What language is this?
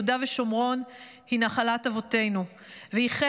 Hebrew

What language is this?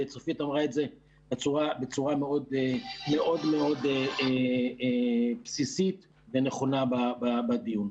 Hebrew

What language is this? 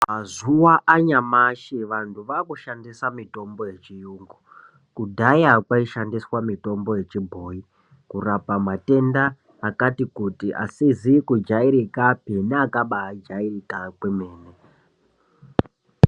Ndau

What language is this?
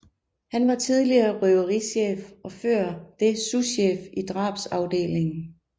Danish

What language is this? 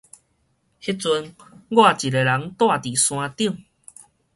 Min Nan Chinese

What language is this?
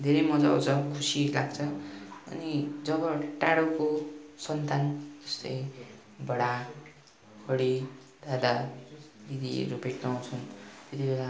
Nepali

